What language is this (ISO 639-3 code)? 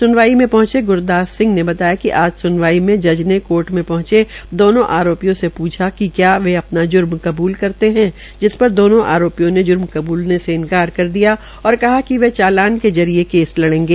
hin